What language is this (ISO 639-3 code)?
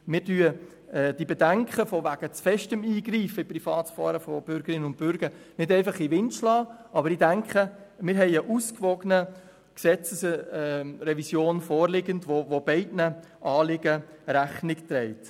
gsw